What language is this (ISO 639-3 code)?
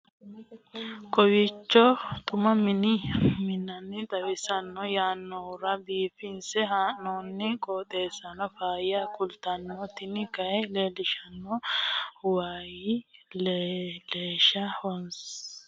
sid